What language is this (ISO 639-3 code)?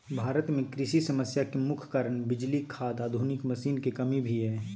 mag